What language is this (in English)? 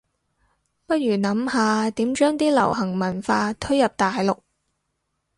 Cantonese